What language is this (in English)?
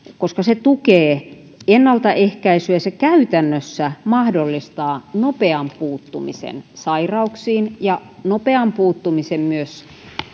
Finnish